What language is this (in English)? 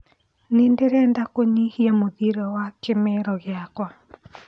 Kikuyu